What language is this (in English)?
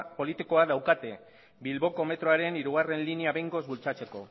Basque